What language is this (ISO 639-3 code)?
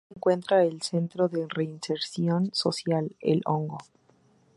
spa